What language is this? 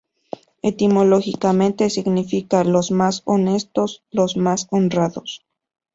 Spanish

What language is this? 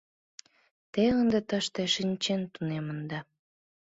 Mari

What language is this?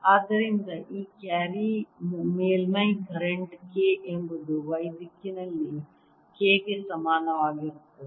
Kannada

